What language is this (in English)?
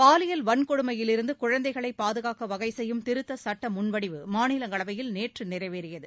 Tamil